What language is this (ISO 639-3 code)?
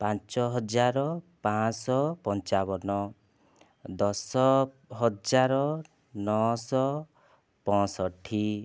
ori